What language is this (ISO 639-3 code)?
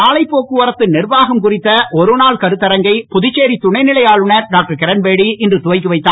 tam